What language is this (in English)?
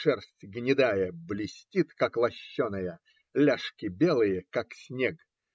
Russian